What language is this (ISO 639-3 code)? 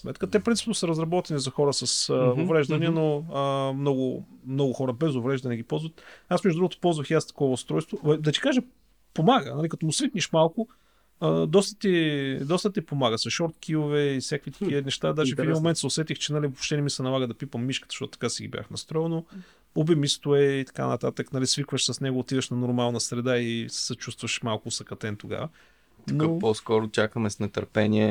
bul